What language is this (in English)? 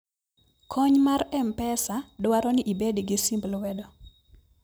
Luo (Kenya and Tanzania)